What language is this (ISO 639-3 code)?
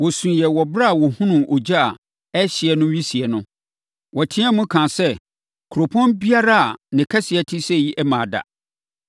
aka